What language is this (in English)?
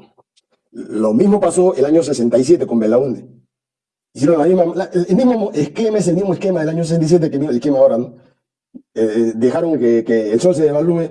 Spanish